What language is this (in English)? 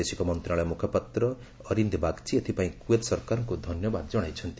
Odia